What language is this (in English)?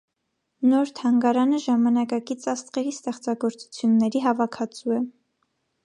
Armenian